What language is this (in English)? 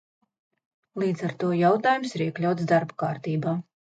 Latvian